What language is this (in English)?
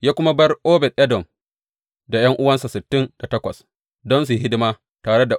Hausa